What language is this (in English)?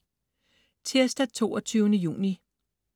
Danish